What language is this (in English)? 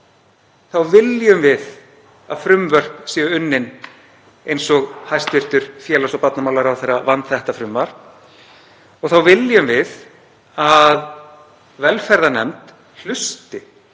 Icelandic